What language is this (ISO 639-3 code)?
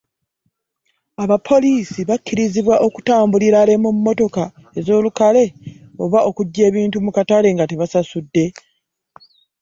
lug